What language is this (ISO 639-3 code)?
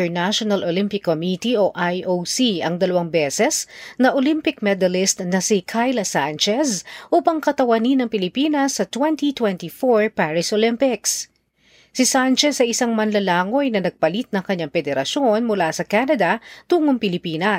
fil